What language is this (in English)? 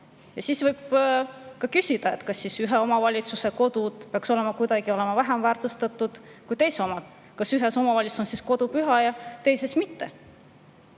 Estonian